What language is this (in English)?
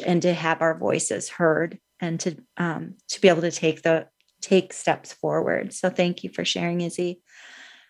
English